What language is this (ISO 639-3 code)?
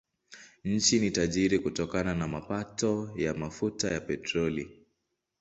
swa